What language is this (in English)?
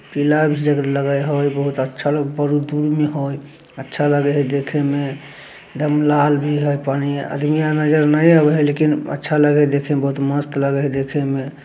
Magahi